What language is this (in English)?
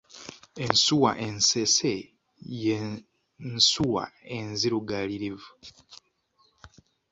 Ganda